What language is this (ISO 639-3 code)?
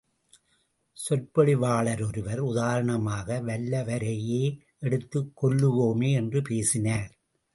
tam